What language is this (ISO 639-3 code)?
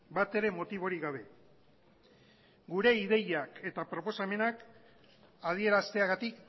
eus